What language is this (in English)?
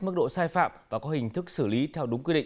Vietnamese